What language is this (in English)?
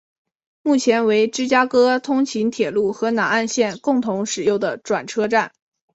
Chinese